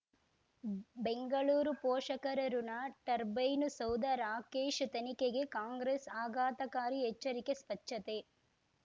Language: Kannada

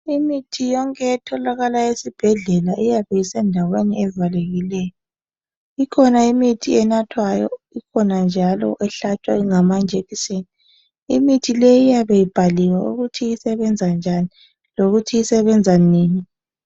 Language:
North Ndebele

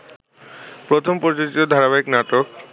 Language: Bangla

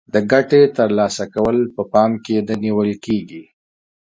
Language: Pashto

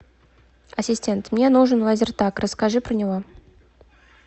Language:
Russian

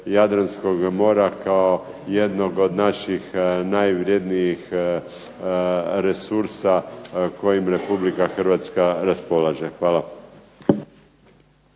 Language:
Croatian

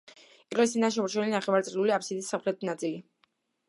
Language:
Georgian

